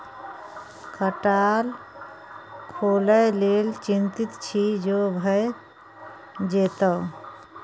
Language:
Maithili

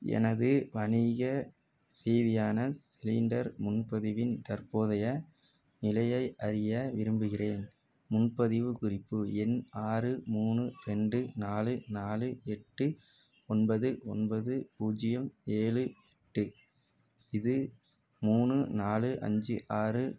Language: Tamil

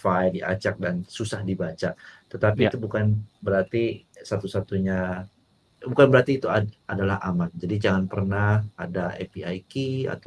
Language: Indonesian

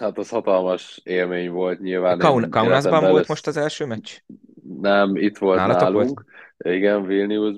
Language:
Hungarian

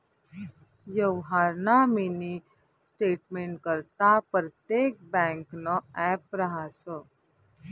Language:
Marathi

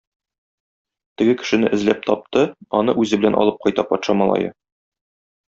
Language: Tatar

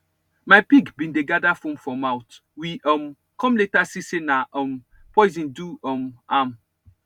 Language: Nigerian Pidgin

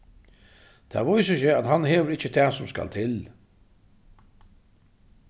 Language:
Faroese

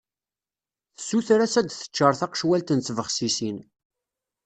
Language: Kabyle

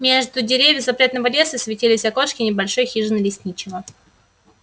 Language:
Russian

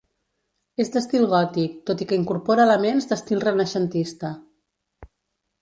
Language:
Catalan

